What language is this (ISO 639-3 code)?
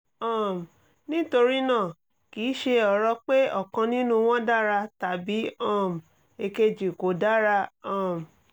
yor